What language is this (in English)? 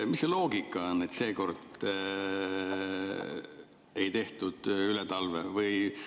Estonian